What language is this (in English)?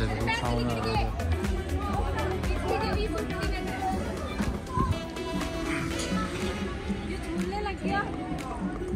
Hindi